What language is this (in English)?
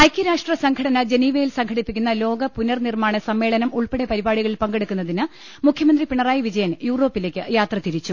Malayalam